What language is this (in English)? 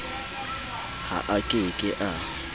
Southern Sotho